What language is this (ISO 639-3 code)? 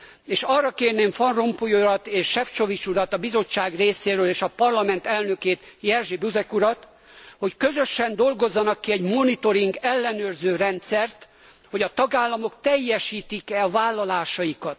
hun